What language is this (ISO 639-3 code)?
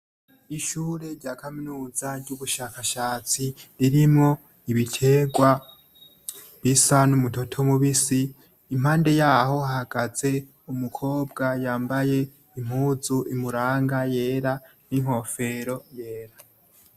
run